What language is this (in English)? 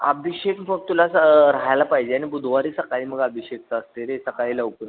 Marathi